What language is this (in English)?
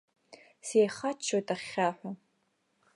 Abkhazian